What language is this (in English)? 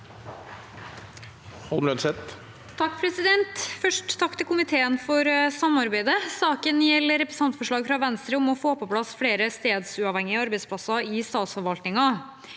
Norwegian